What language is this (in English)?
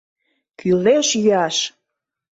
Mari